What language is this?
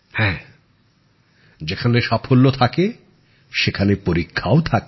Bangla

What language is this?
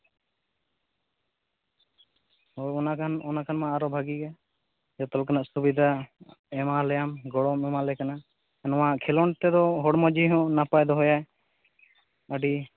Santali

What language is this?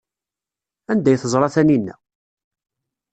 Kabyle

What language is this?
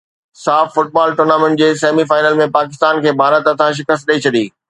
Sindhi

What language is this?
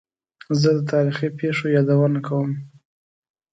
Pashto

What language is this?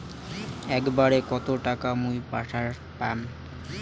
Bangla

